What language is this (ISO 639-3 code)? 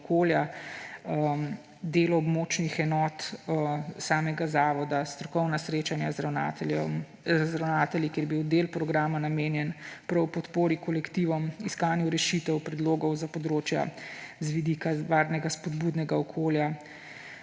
slv